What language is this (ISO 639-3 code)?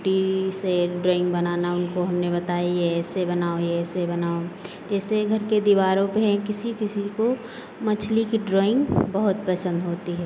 hin